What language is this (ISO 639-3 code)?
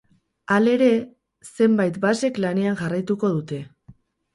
eus